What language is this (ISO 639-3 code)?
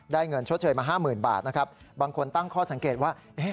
tha